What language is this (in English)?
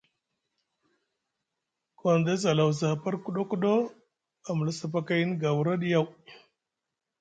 Musgu